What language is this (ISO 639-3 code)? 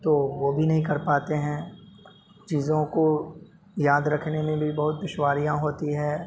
urd